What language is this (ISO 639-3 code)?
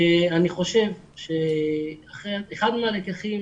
heb